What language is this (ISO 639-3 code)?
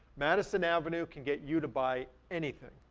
eng